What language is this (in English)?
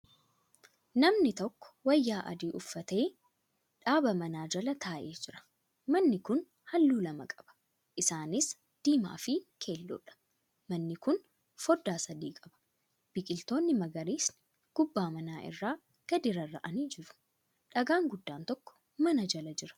Oromo